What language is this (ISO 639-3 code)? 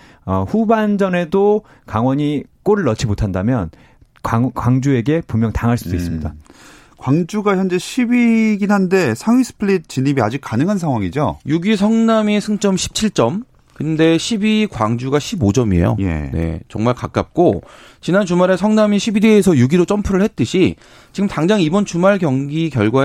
kor